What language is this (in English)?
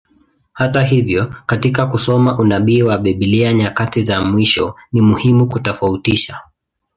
Swahili